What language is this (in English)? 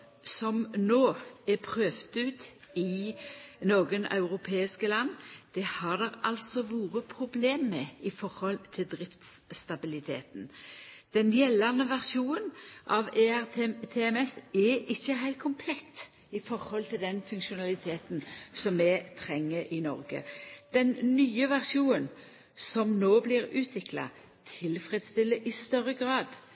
Norwegian Nynorsk